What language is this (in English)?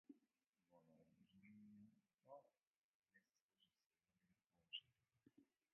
Macedonian